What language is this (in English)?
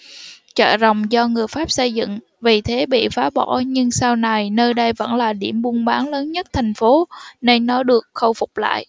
Vietnamese